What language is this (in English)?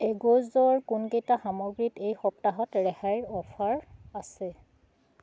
Assamese